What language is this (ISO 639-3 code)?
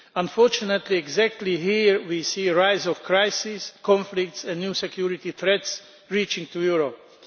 eng